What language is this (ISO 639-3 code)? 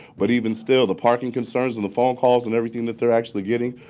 eng